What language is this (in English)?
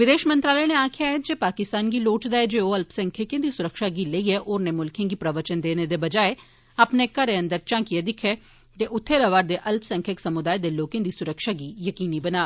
Dogri